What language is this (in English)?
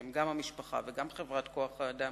Hebrew